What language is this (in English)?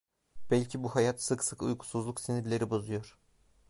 Turkish